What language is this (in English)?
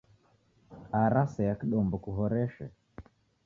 Taita